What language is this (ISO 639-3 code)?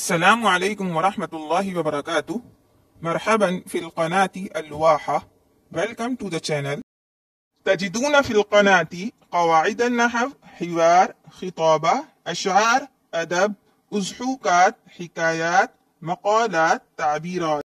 ara